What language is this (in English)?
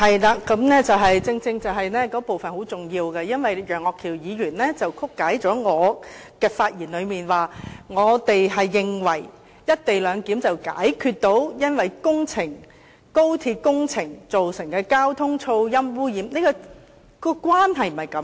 Cantonese